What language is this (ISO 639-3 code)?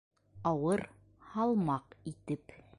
bak